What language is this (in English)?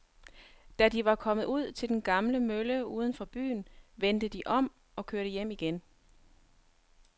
Danish